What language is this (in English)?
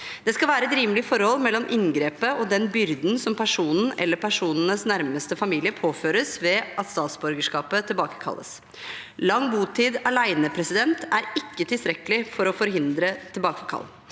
Norwegian